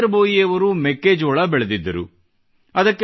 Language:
Kannada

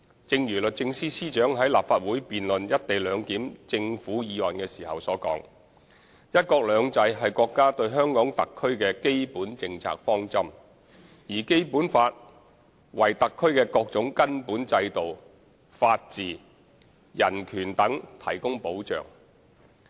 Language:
Cantonese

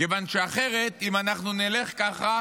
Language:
Hebrew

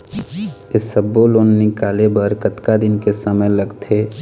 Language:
Chhattisgarhi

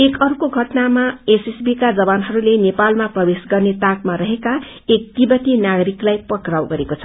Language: Nepali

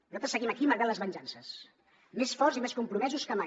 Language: Catalan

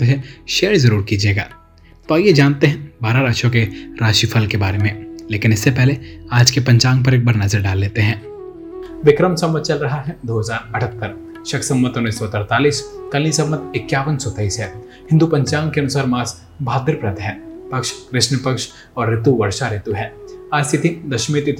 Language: Hindi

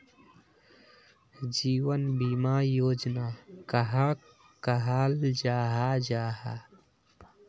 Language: Magahi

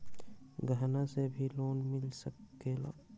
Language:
Magahi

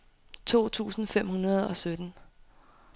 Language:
Danish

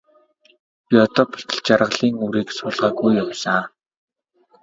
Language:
Mongolian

